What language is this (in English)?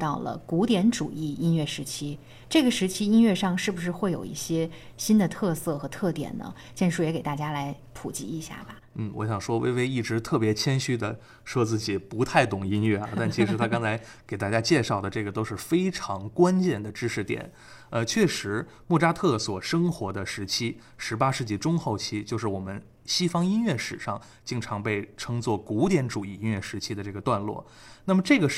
Chinese